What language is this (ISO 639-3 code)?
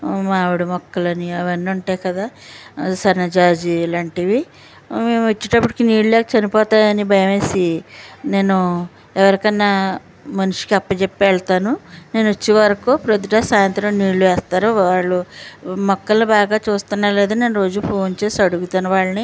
tel